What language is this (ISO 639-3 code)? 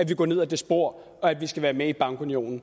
dan